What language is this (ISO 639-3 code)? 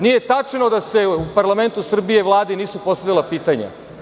srp